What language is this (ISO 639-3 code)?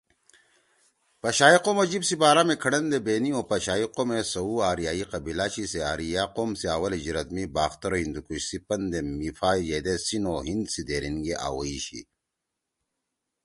trw